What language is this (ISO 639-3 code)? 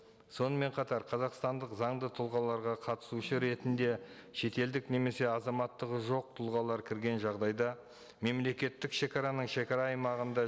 kaz